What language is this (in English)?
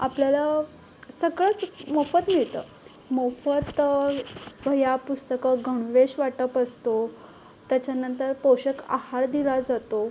Marathi